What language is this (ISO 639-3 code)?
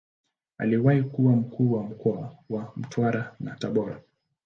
swa